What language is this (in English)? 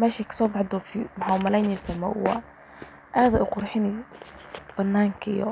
Somali